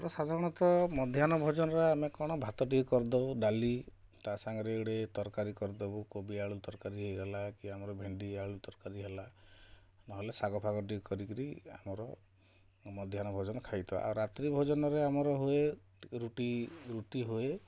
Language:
Odia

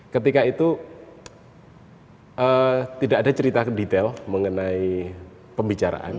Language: Indonesian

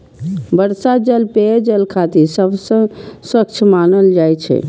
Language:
Maithili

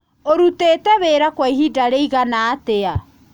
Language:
Kikuyu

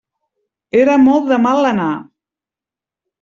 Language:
Catalan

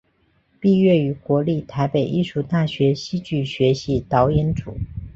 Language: Chinese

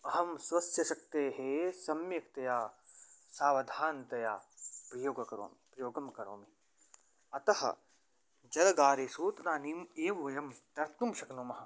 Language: Sanskrit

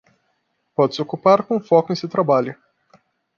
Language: Portuguese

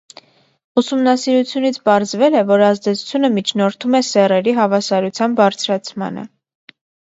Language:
Armenian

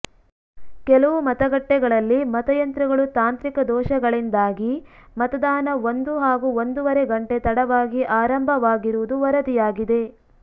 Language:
Kannada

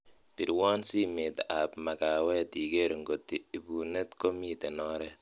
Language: Kalenjin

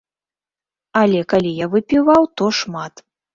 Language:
Belarusian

